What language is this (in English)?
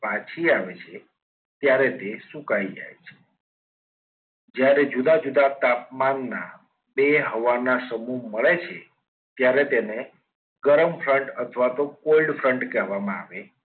Gujarati